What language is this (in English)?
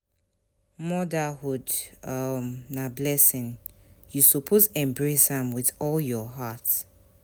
Nigerian Pidgin